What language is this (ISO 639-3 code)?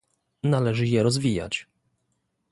pol